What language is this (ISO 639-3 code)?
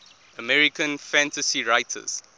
eng